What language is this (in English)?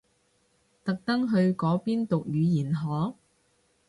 Cantonese